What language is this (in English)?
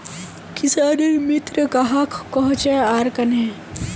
Magahi